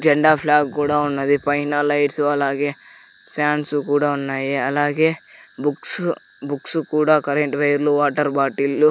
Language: Telugu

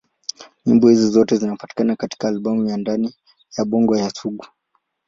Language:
Swahili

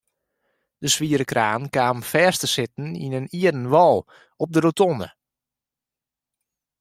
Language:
Western Frisian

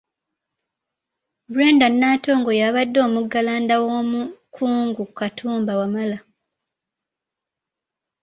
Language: Ganda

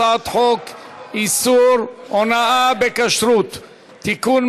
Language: Hebrew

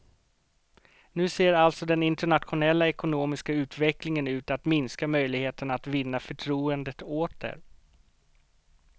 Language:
Swedish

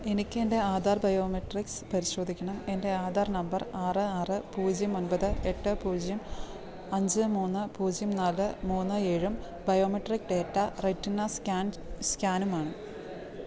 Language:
Malayalam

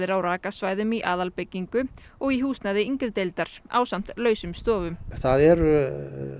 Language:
Icelandic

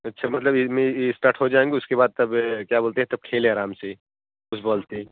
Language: Hindi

